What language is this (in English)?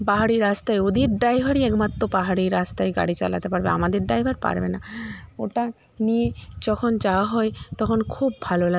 Bangla